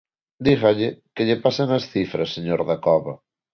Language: Galician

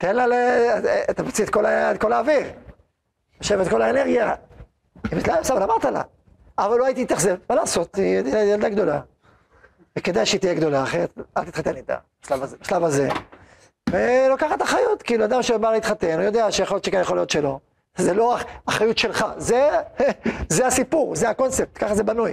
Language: Hebrew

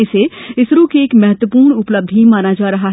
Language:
Hindi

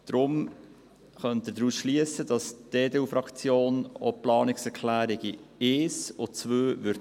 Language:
Swiss German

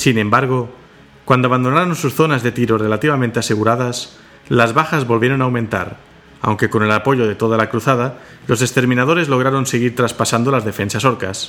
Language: Spanish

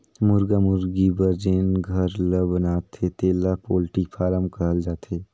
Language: Chhattisgarhi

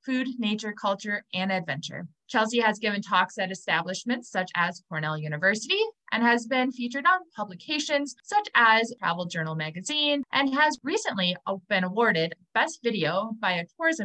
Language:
English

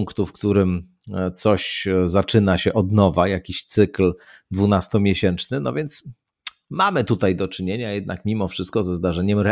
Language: Polish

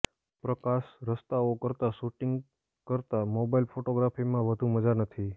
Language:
Gujarati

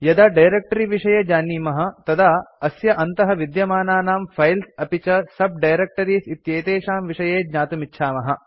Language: Sanskrit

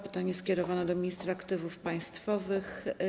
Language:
Polish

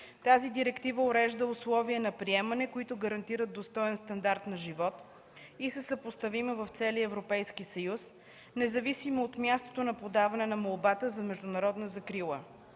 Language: Bulgarian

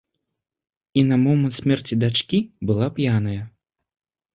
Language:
Belarusian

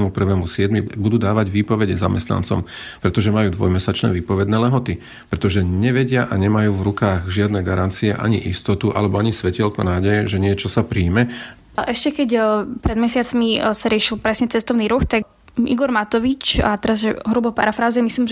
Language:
Slovak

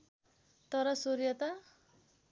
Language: Nepali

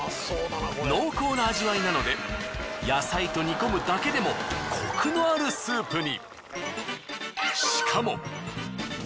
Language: Japanese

